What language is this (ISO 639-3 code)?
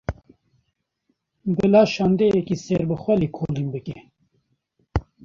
kur